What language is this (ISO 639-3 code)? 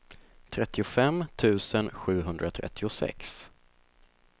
swe